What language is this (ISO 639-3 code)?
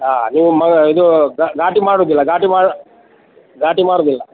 kan